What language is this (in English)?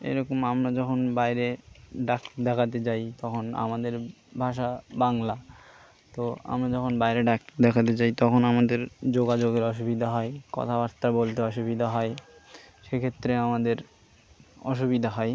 Bangla